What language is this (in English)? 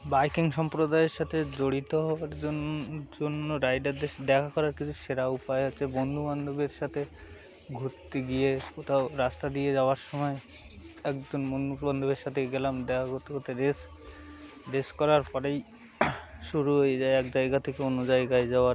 Bangla